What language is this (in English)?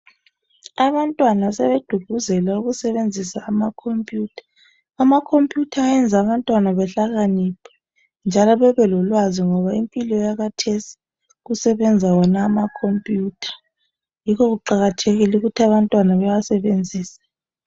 North Ndebele